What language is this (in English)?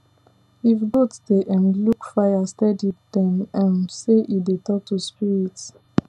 Nigerian Pidgin